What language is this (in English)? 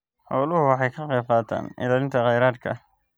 Somali